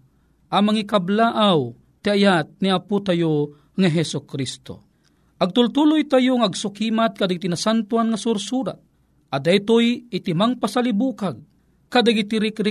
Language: Filipino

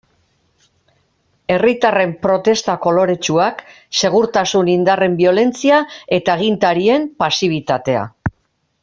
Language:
Basque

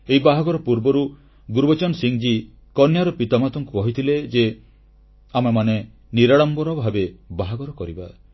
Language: Odia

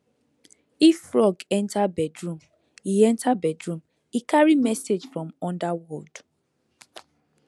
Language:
Nigerian Pidgin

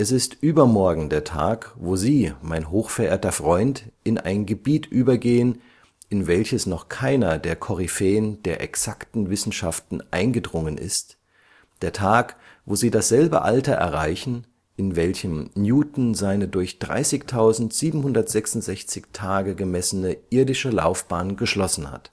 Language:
German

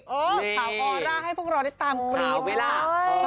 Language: Thai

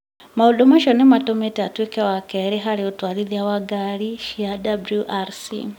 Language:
Kikuyu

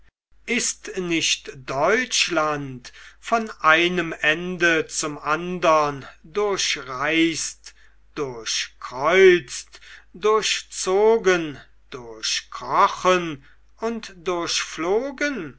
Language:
German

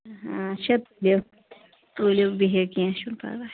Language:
Kashmiri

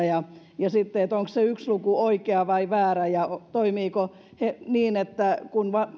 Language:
Finnish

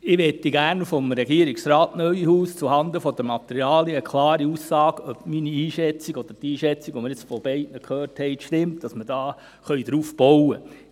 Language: Swiss German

